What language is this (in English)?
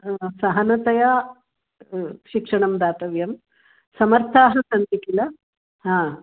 Sanskrit